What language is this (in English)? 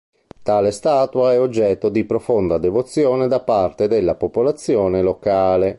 Italian